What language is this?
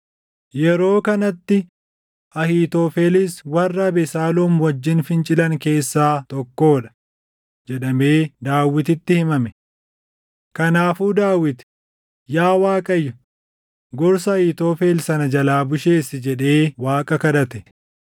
Oromo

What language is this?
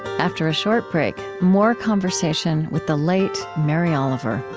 English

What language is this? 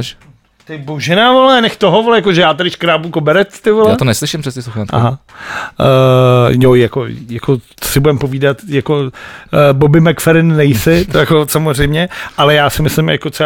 Czech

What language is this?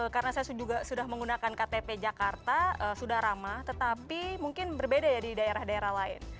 Indonesian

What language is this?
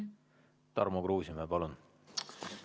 Estonian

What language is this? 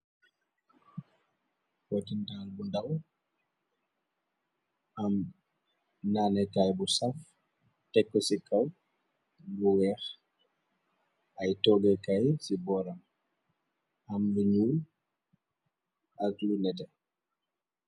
Wolof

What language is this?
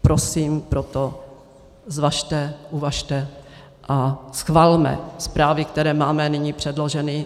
Czech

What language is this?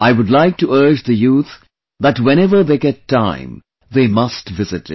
English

